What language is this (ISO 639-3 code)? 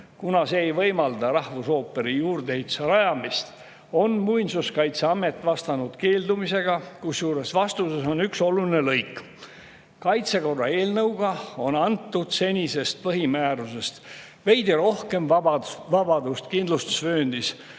est